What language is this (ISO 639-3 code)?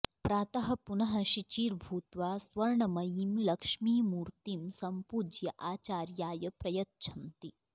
san